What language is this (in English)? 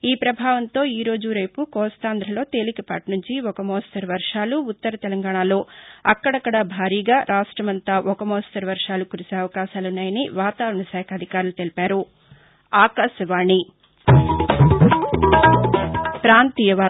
Telugu